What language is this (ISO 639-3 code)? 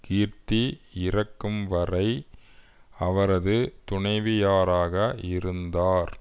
tam